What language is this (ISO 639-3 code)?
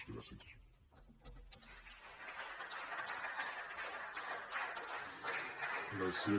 cat